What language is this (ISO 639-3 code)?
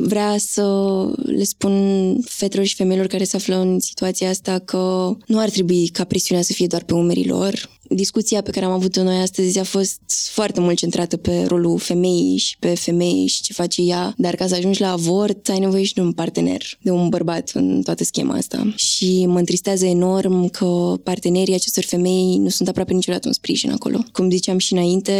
ron